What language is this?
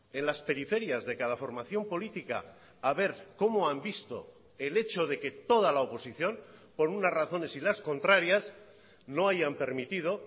Spanish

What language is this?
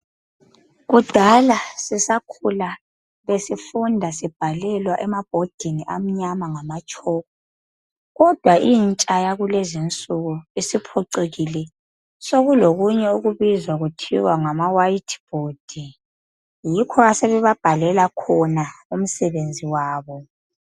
North Ndebele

